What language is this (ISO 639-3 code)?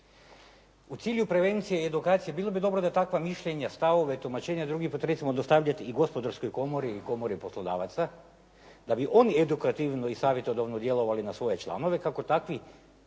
hrv